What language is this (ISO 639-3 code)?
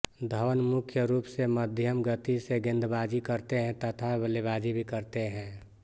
hin